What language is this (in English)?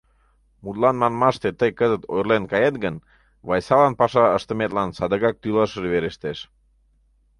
Mari